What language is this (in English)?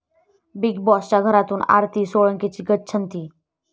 Marathi